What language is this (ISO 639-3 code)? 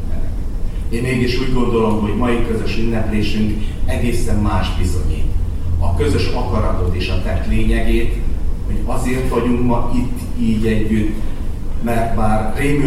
hun